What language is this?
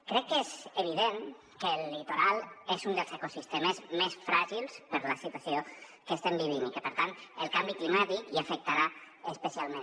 Catalan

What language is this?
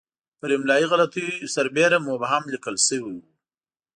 Pashto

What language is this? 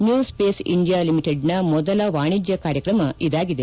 Kannada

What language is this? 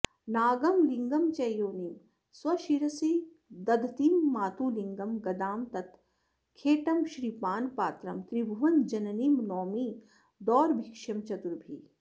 Sanskrit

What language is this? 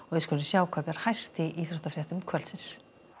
Icelandic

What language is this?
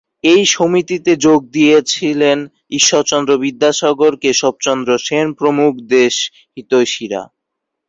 Bangla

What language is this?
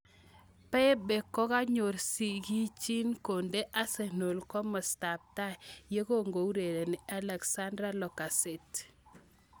Kalenjin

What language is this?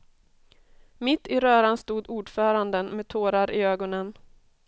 Swedish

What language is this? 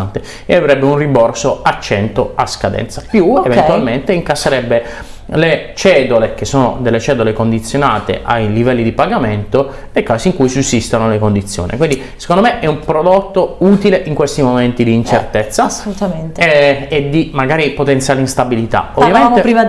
Italian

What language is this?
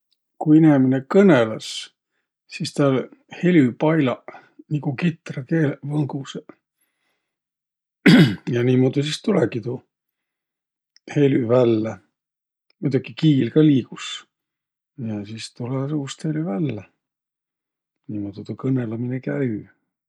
Võro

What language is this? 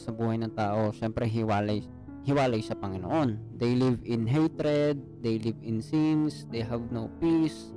Filipino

